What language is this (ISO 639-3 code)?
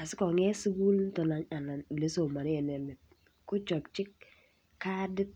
kln